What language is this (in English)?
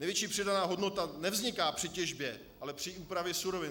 Czech